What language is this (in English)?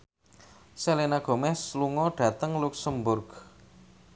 Javanese